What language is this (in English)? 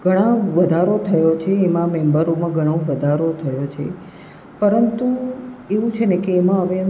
Gujarati